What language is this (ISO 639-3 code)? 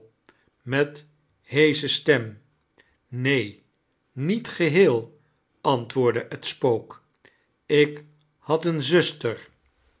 nld